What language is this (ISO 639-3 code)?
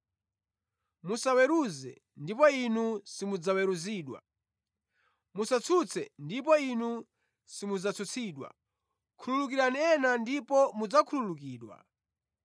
nya